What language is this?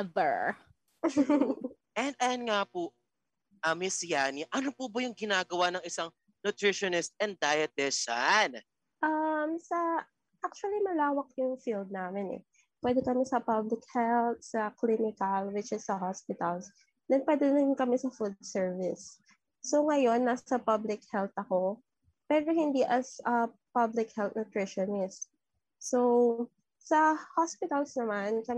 Filipino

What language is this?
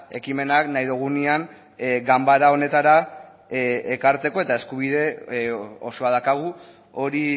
Basque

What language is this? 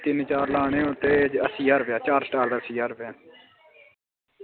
Dogri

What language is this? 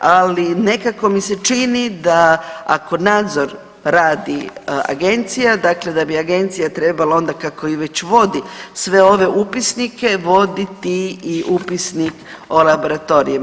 Croatian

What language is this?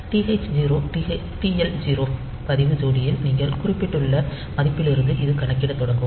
Tamil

